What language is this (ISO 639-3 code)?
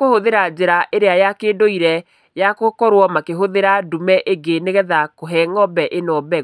kik